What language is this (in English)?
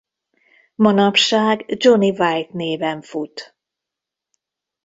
Hungarian